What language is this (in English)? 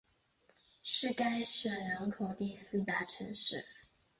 Chinese